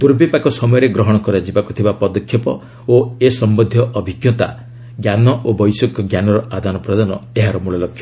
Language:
Odia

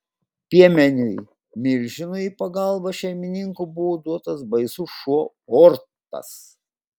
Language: Lithuanian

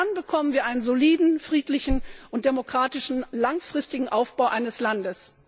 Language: German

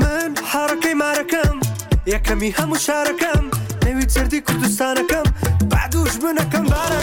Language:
Persian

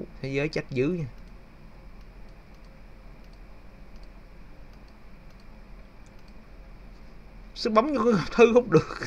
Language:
Vietnamese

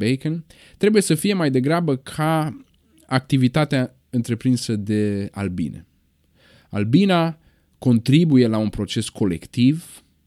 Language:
Romanian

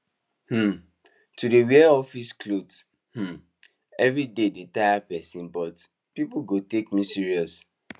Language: Nigerian Pidgin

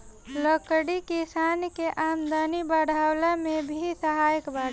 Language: Bhojpuri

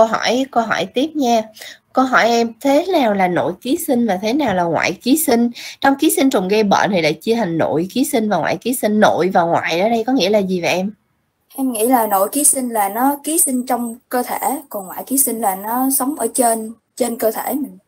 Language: Vietnamese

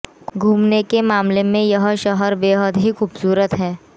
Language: Hindi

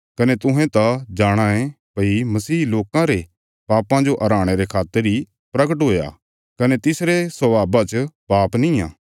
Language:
Bilaspuri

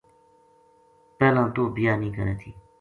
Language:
Gujari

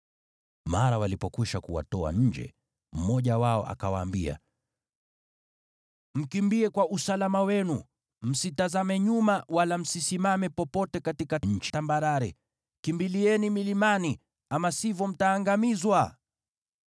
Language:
Swahili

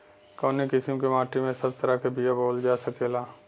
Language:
Bhojpuri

